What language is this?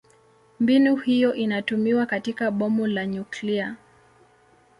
Swahili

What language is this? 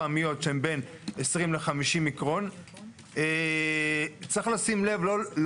Hebrew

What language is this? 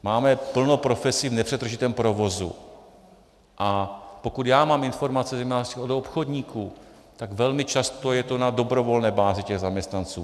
Czech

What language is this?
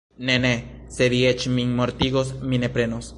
Esperanto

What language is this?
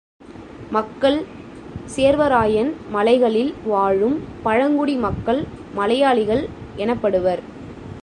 Tamil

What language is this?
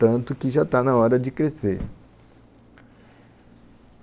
Portuguese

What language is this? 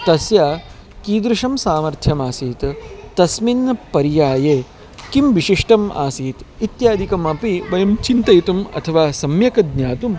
Sanskrit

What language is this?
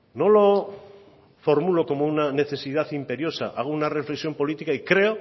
Spanish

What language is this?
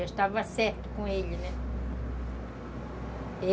Portuguese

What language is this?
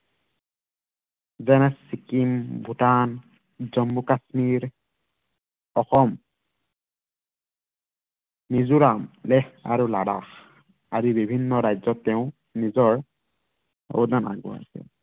Assamese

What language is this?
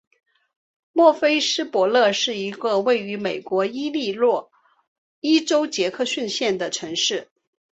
Chinese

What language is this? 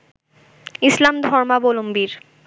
Bangla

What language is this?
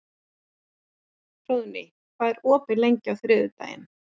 Icelandic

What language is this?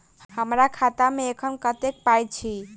Maithili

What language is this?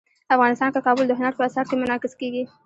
Pashto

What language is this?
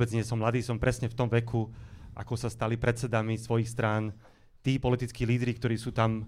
Slovak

